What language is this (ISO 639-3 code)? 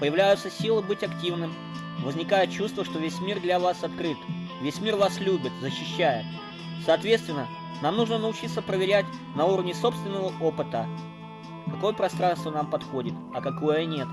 rus